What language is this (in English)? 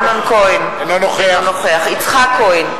Hebrew